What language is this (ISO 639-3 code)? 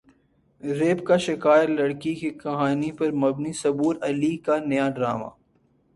urd